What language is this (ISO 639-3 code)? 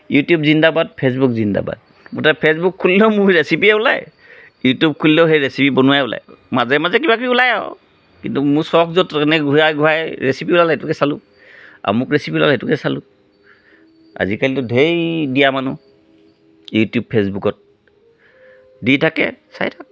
asm